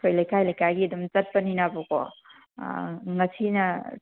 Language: Manipuri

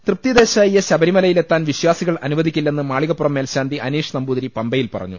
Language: Malayalam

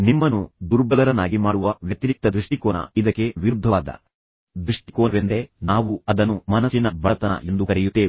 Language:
Kannada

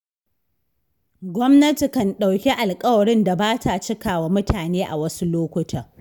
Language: Hausa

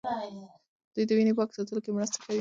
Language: Pashto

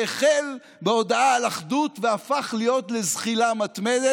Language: Hebrew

